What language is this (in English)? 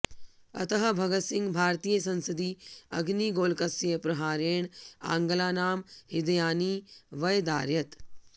Sanskrit